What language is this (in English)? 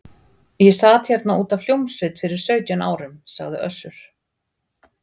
Icelandic